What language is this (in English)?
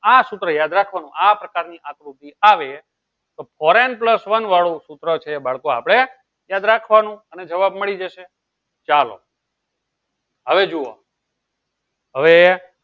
Gujarati